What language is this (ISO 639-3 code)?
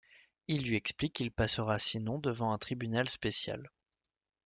fra